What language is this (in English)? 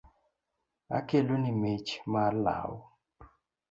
Luo (Kenya and Tanzania)